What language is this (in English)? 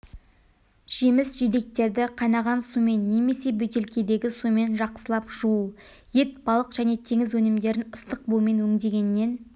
Kazakh